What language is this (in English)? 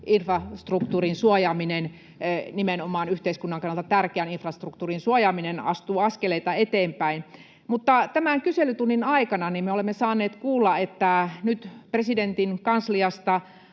Finnish